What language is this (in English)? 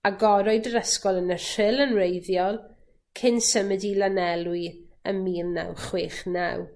Welsh